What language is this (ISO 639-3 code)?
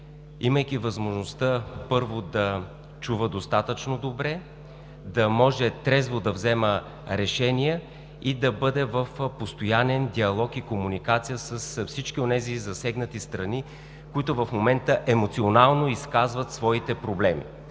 bul